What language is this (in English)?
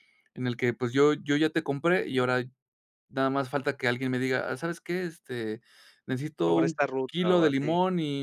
Spanish